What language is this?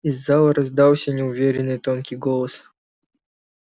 Russian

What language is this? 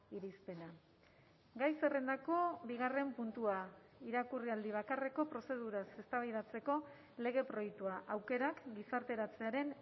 Basque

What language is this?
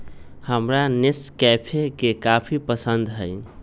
Magahi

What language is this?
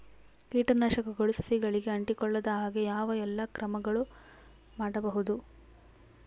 Kannada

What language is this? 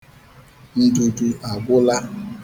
Igbo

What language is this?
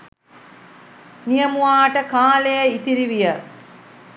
Sinhala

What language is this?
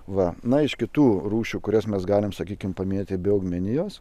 Lithuanian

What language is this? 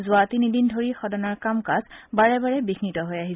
Assamese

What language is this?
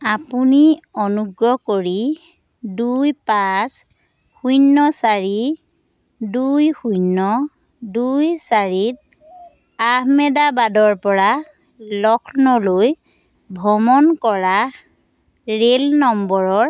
Assamese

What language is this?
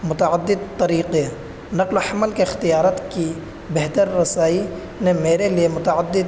Urdu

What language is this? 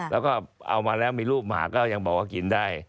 Thai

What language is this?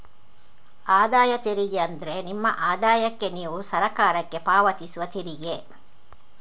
Kannada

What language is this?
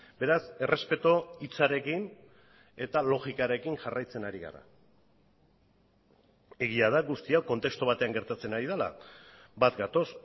Basque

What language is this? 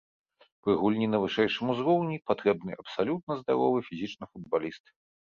Belarusian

